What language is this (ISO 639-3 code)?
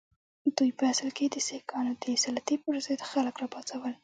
pus